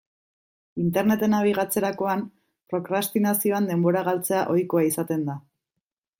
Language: Basque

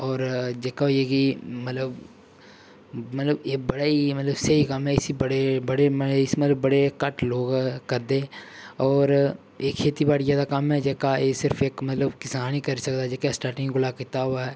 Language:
Dogri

